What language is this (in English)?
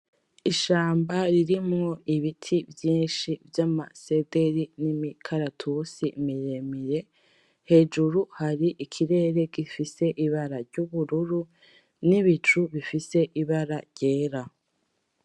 Rundi